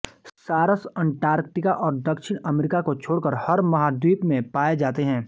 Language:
Hindi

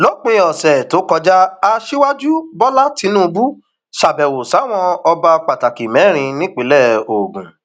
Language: Yoruba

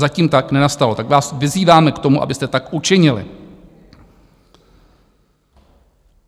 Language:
Czech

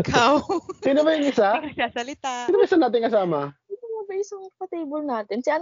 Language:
Filipino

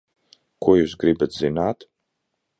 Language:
Latvian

